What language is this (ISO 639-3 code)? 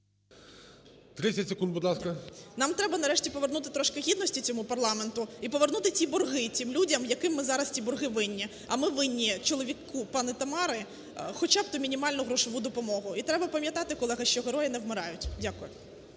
ukr